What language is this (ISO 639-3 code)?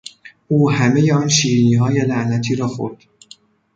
fas